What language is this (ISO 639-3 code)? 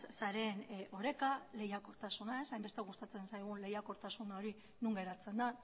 eus